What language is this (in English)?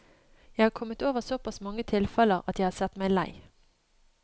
Norwegian